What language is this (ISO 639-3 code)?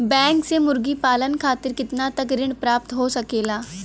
bho